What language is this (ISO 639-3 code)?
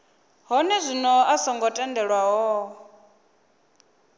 ven